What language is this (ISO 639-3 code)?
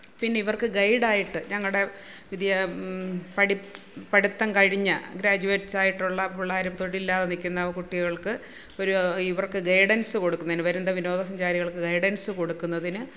mal